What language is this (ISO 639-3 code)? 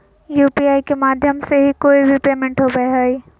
mag